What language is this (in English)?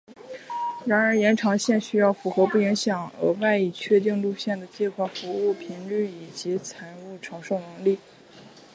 Chinese